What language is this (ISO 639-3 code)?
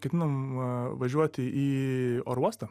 lit